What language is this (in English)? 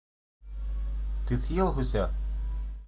Russian